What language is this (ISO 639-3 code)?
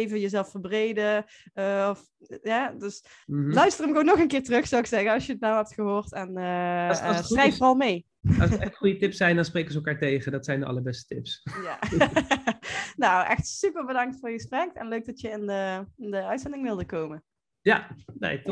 nld